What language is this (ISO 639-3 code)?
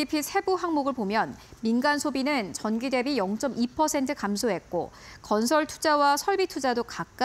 kor